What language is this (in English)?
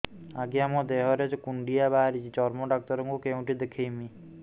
Odia